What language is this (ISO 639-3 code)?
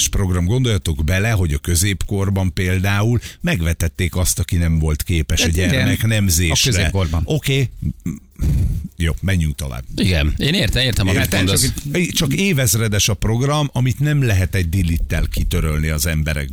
hun